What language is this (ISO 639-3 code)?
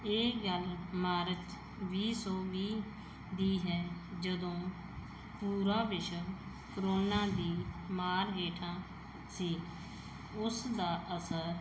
pan